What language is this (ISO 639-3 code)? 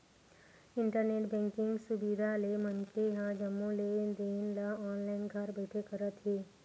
hne